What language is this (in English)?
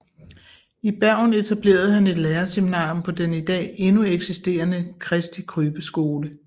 Danish